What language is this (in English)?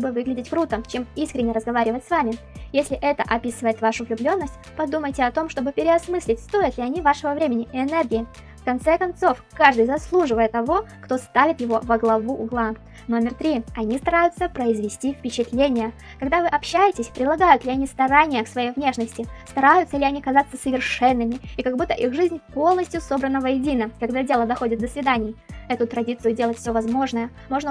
Russian